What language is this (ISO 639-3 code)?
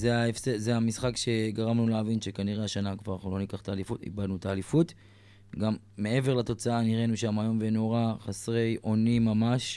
heb